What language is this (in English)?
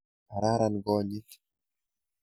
Kalenjin